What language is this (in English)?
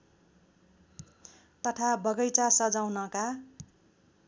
Nepali